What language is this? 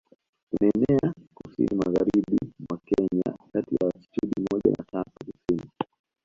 Swahili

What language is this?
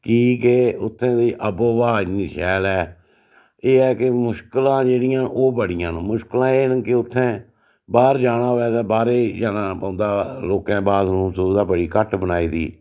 Dogri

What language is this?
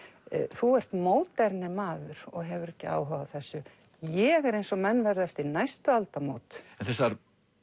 Icelandic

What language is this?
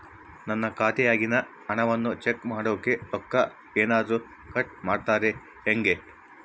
Kannada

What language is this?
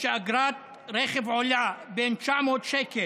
Hebrew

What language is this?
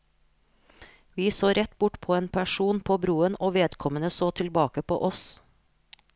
Norwegian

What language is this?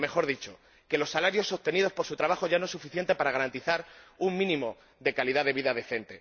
Spanish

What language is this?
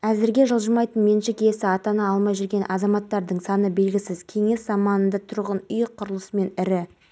Kazakh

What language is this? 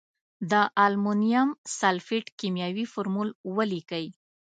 Pashto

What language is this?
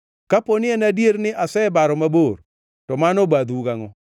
Luo (Kenya and Tanzania)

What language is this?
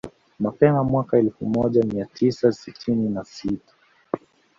Swahili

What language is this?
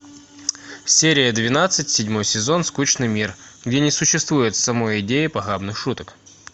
Russian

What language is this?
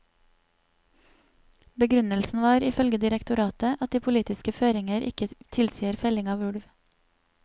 Norwegian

